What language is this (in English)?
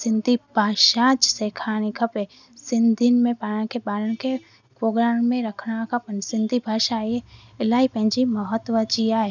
Sindhi